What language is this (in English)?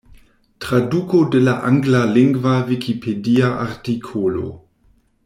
Esperanto